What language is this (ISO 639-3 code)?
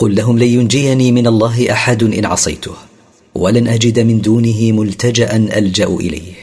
ara